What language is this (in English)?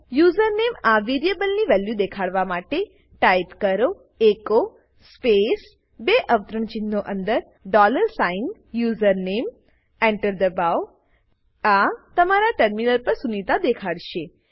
Gujarati